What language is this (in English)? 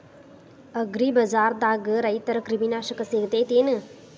Kannada